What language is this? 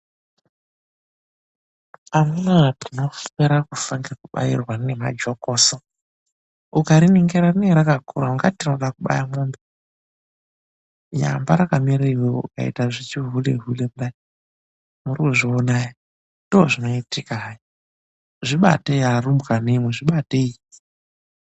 Ndau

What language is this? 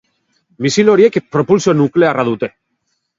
Basque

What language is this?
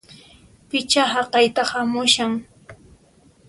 Puno Quechua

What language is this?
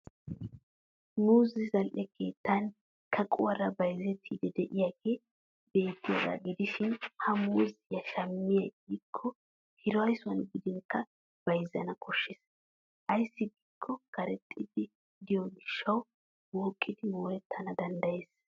Wolaytta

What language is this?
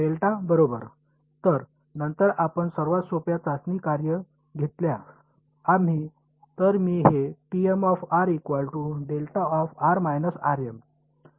Marathi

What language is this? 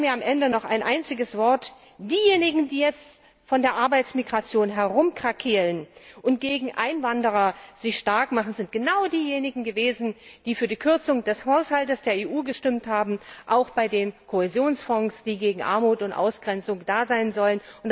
German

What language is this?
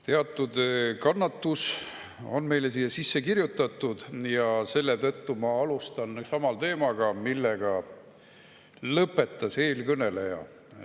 Estonian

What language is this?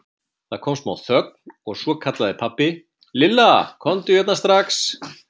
Icelandic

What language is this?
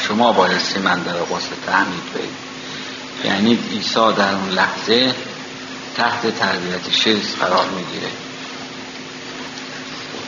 Persian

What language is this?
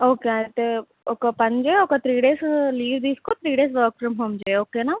Telugu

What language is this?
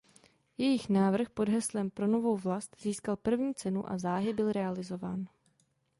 Czech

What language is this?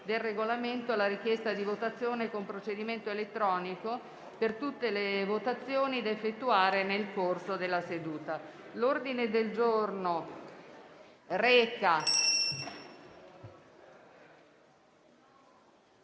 Italian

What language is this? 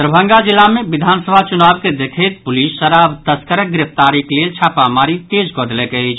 Maithili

